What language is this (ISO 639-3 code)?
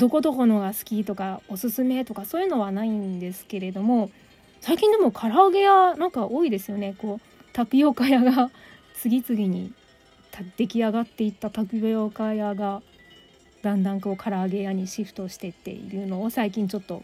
jpn